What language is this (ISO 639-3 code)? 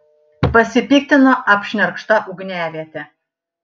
lit